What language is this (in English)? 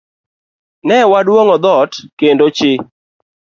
Luo (Kenya and Tanzania)